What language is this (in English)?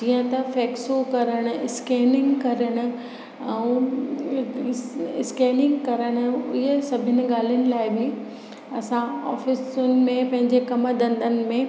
Sindhi